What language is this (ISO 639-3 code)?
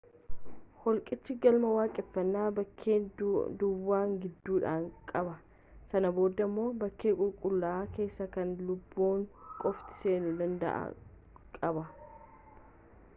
orm